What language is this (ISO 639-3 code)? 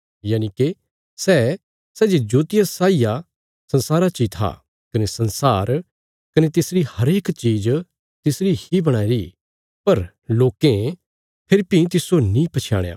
kfs